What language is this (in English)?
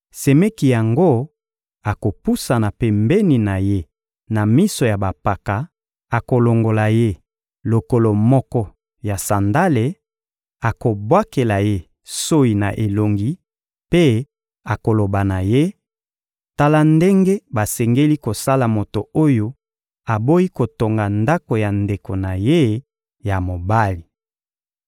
Lingala